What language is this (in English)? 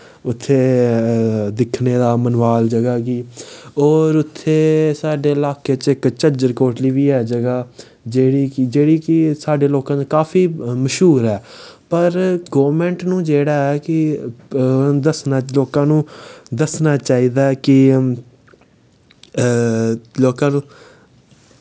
Dogri